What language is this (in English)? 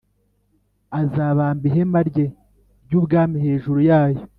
Kinyarwanda